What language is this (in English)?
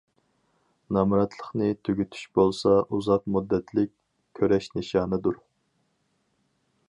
Uyghur